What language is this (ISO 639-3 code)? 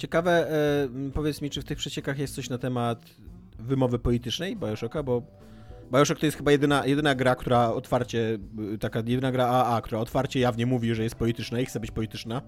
pol